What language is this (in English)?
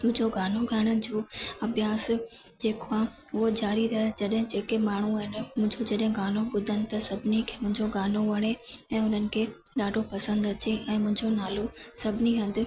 Sindhi